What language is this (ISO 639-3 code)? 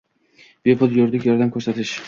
uzb